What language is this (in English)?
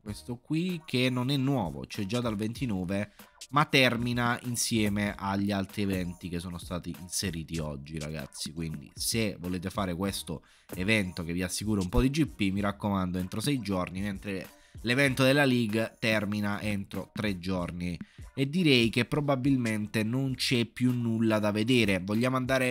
Italian